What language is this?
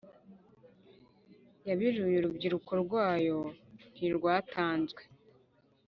Kinyarwanda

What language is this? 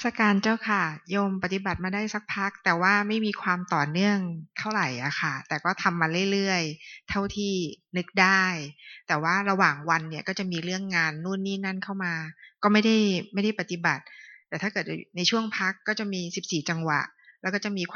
Thai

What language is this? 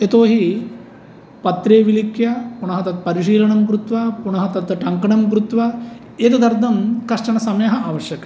Sanskrit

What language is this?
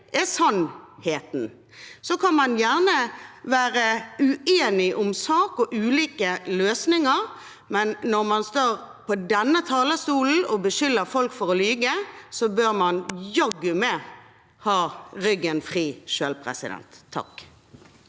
Norwegian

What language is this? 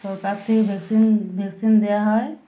Bangla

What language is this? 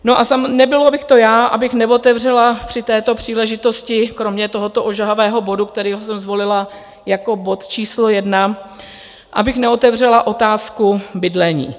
Czech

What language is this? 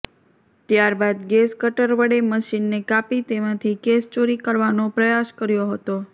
Gujarati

